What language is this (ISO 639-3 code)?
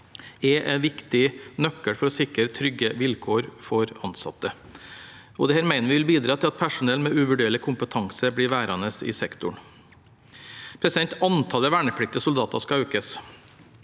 nor